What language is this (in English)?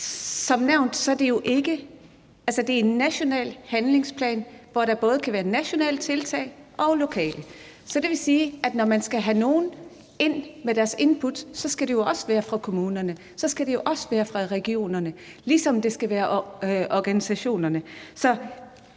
Danish